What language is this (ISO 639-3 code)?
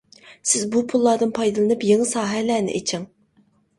uig